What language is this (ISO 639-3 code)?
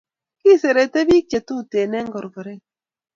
kln